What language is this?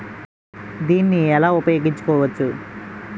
Telugu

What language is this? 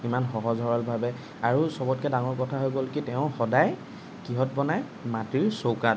Assamese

